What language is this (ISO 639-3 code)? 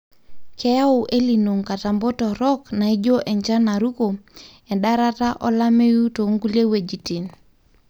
mas